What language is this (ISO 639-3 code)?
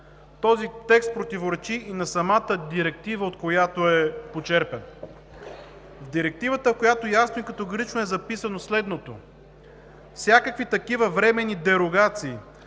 bul